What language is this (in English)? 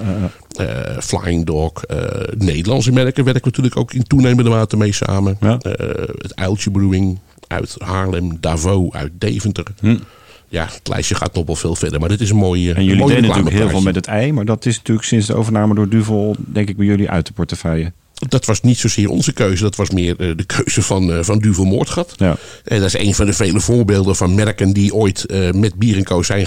Dutch